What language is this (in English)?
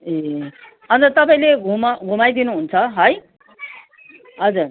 Nepali